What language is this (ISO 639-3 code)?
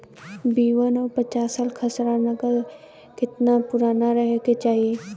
bho